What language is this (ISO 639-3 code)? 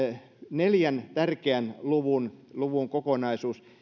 fin